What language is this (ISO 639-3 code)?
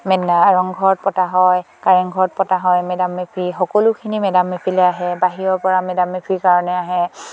asm